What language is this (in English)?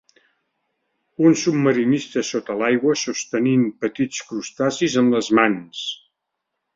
Catalan